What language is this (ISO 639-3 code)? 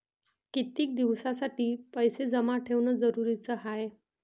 mar